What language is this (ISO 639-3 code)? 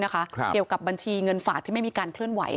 tha